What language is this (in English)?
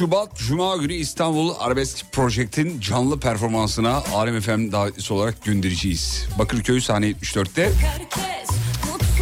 Turkish